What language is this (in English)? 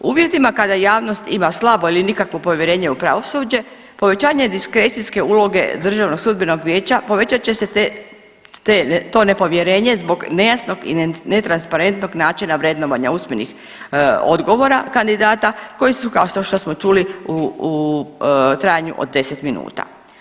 Croatian